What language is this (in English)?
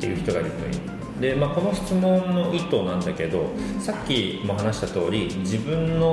Japanese